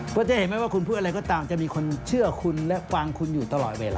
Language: Thai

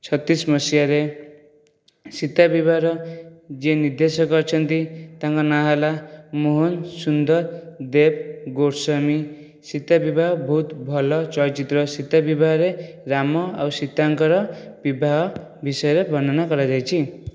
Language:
Odia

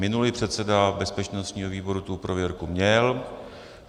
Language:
Czech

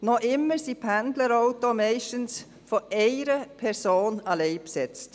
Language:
Swiss German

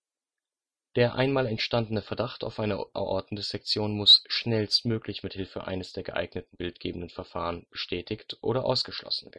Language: German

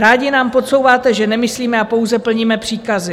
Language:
Czech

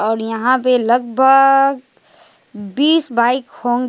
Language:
Hindi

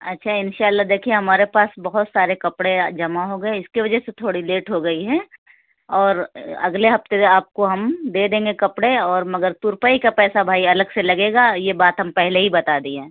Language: Urdu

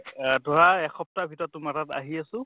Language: Assamese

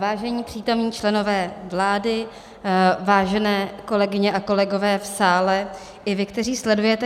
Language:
Czech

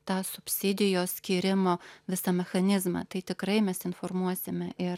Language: Lithuanian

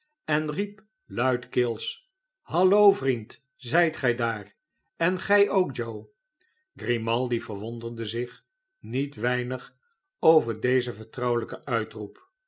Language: Dutch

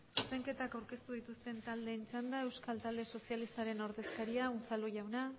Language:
Basque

